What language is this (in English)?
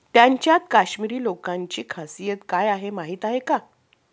Marathi